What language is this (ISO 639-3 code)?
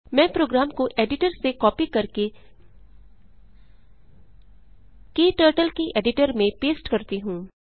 hin